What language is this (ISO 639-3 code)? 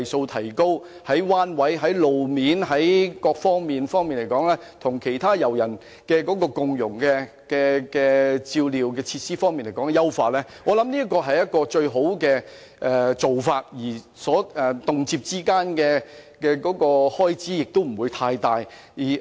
yue